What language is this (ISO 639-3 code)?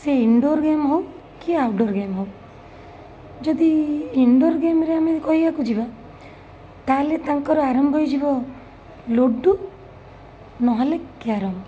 ori